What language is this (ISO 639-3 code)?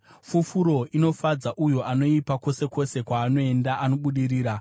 sna